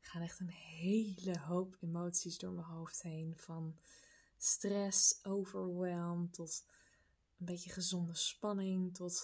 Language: Dutch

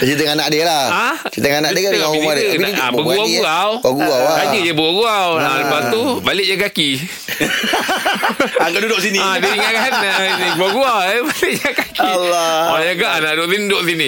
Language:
Malay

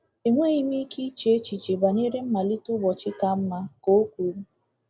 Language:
Igbo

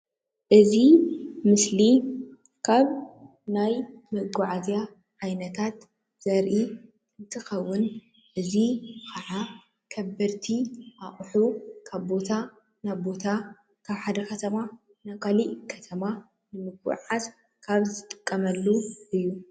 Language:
Tigrinya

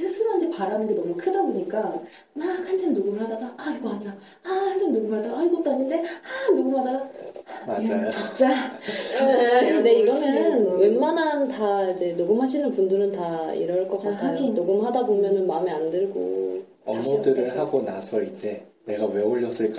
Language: Korean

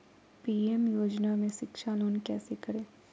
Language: Magahi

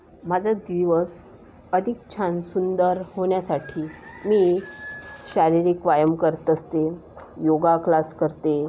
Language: Marathi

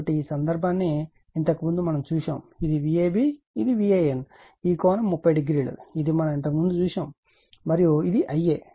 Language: Telugu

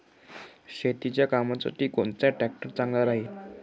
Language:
Marathi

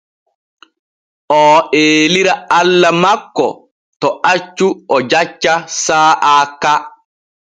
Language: Borgu Fulfulde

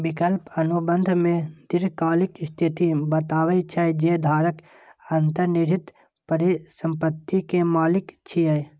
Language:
Maithili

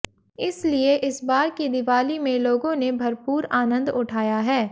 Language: Hindi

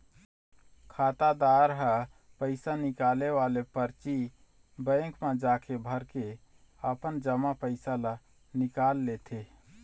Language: Chhattisgarhi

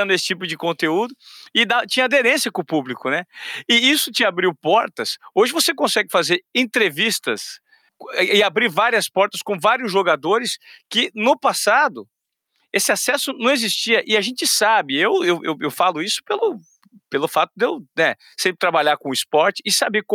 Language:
Portuguese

